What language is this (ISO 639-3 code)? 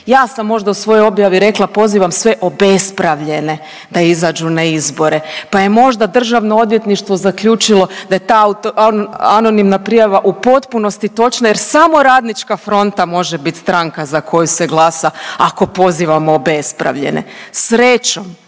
hrv